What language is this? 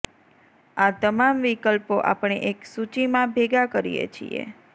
Gujarati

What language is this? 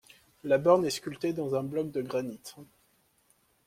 French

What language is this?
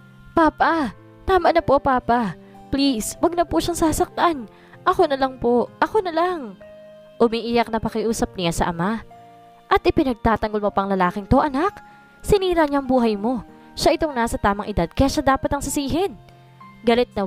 Filipino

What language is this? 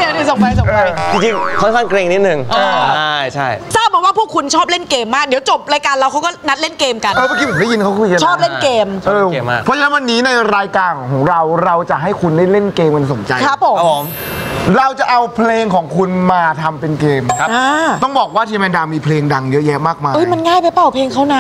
Thai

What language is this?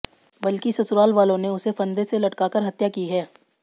Hindi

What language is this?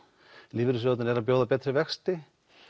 Icelandic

